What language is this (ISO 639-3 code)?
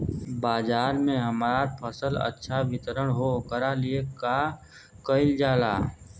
bho